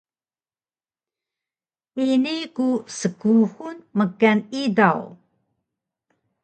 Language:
Taroko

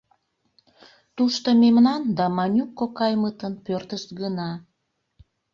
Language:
Mari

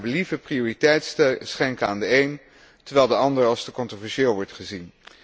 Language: Dutch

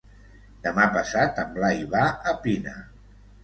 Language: Catalan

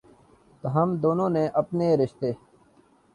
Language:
Urdu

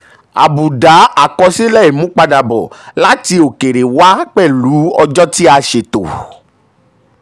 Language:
Yoruba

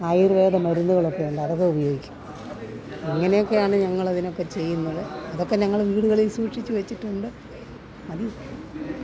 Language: Malayalam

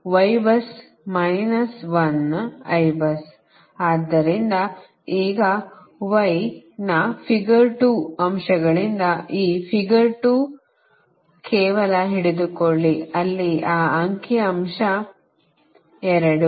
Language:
Kannada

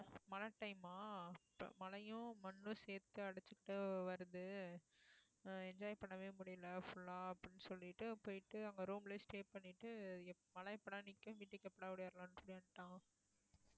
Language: Tamil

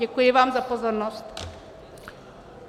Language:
Czech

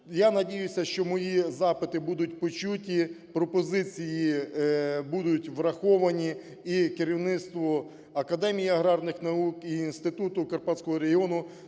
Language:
Ukrainian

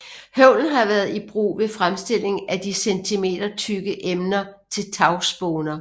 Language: Danish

